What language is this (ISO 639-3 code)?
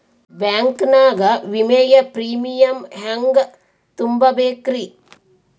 kan